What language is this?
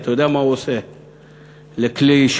Hebrew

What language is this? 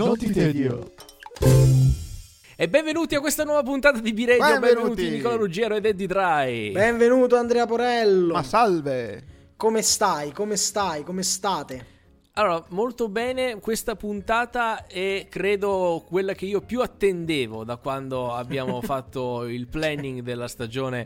Italian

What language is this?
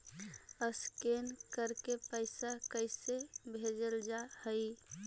Magahi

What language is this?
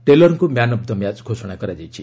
Odia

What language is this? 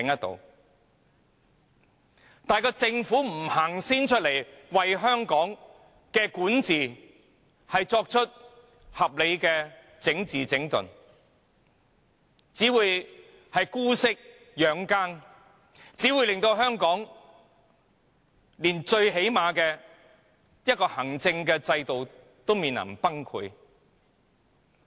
Cantonese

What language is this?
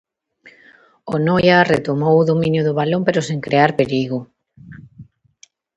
Galician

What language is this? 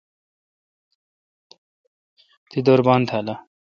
Kalkoti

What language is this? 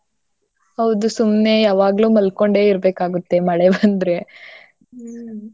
Kannada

